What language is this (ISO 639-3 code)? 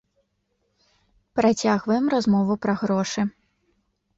bel